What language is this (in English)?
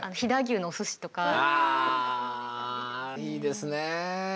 Japanese